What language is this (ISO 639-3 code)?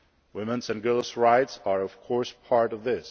eng